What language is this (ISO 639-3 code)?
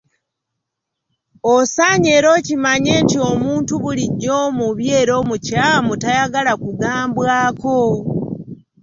lug